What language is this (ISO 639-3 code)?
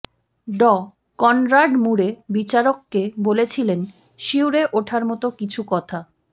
ben